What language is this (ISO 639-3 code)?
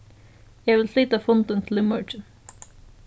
fao